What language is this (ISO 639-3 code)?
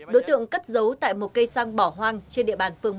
vie